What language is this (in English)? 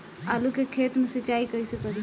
Bhojpuri